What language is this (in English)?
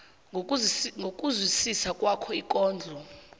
South Ndebele